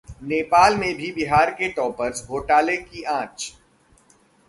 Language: Hindi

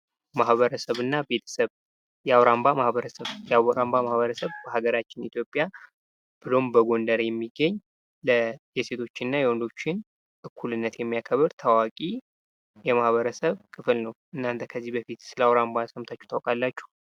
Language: Amharic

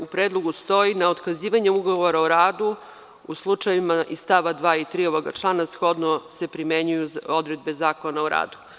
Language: Serbian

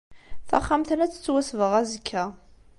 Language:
Kabyle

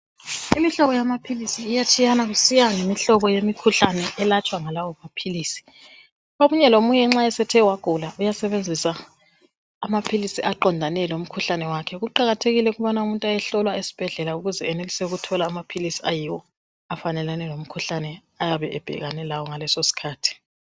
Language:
North Ndebele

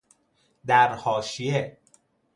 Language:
Persian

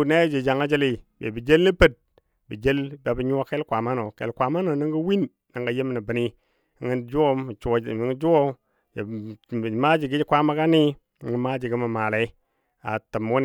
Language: Dadiya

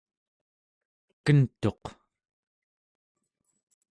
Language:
Central Yupik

